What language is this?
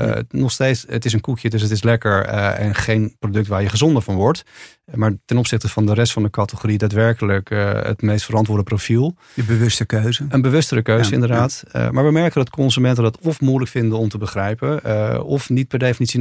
Dutch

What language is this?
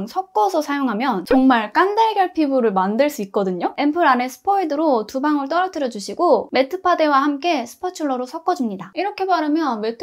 Korean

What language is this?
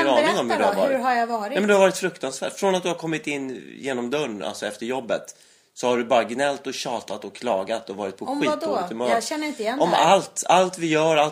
Swedish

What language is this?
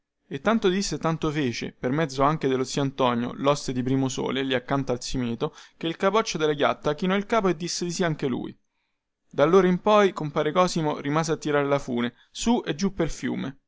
Italian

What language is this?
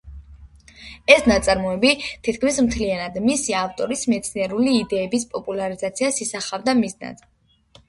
Georgian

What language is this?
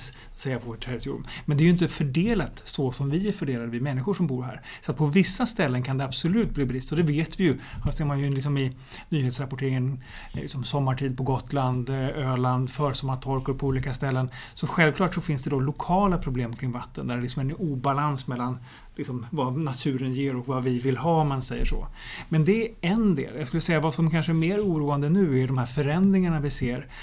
Swedish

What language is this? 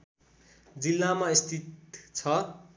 Nepali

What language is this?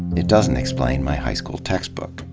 English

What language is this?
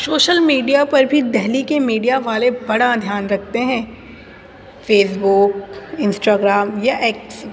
Urdu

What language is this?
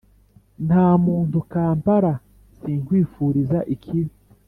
Kinyarwanda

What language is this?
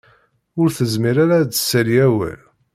Kabyle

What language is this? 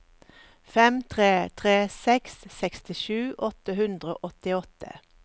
Norwegian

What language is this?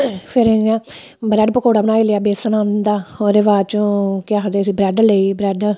Dogri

